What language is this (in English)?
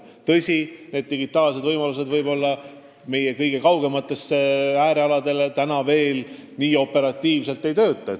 Estonian